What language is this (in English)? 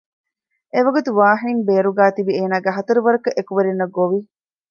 Divehi